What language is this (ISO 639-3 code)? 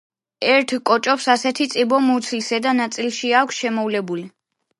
kat